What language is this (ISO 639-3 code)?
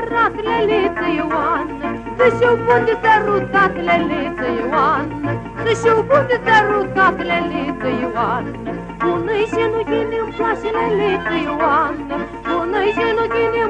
ron